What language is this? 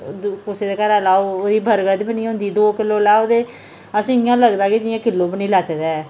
Dogri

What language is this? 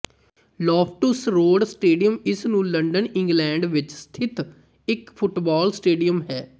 Punjabi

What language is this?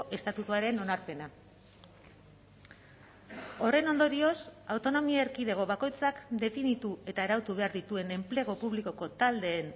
Basque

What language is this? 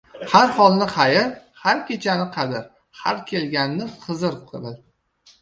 Uzbek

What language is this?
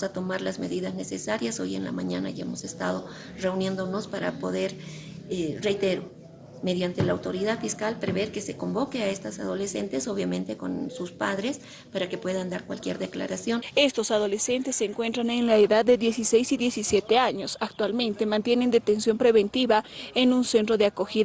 Spanish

